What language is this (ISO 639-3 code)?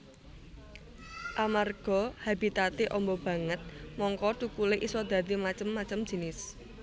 jav